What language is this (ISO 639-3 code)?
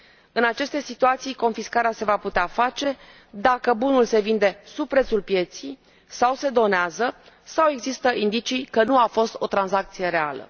ron